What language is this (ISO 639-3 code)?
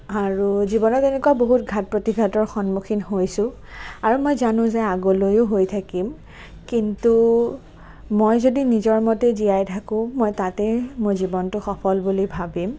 asm